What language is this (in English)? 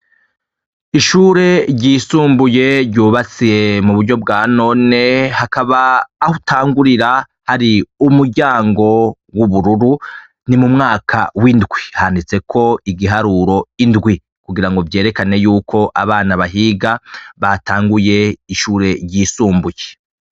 Rundi